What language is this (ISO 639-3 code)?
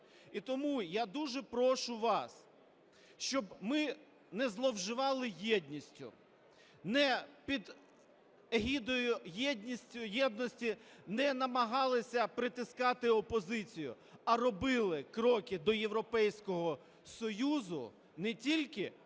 ukr